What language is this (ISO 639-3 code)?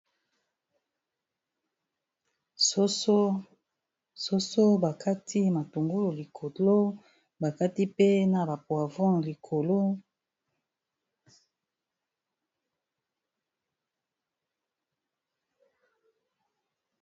lin